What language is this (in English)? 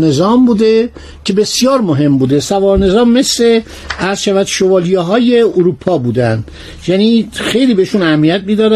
Persian